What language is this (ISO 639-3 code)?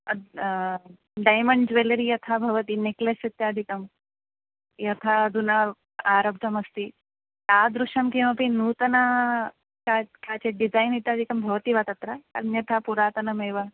san